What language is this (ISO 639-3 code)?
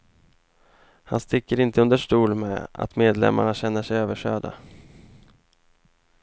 swe